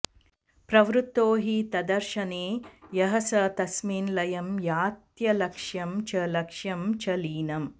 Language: Sanskrit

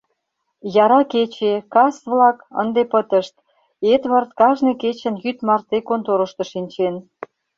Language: Mari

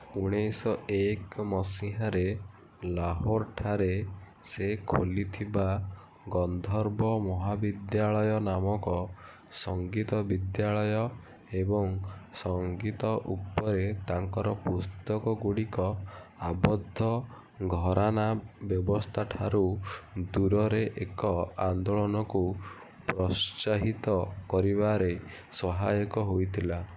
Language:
Odia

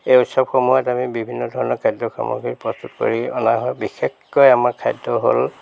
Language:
Assamese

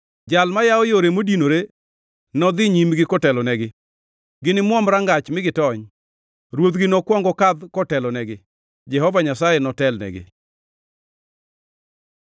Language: Luo (Kenya and Tanzania)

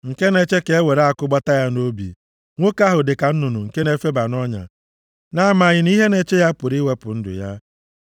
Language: Igbo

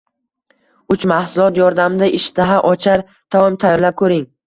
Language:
Uzbek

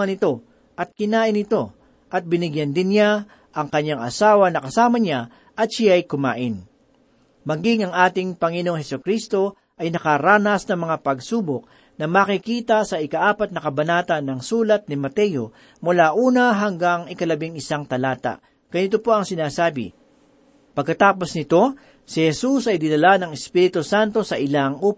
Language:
Filipino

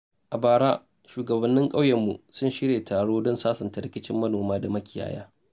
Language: Hausa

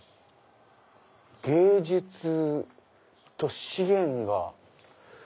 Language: Japanese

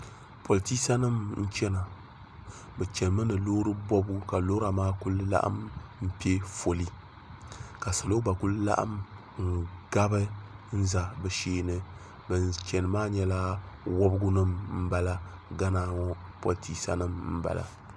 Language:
Dagbani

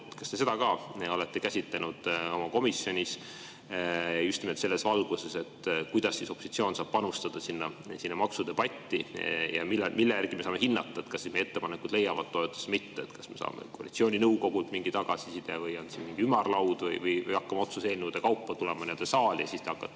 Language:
Estonian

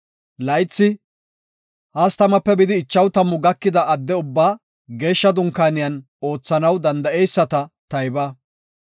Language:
Gofa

